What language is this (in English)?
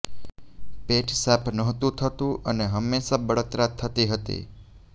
Gujarati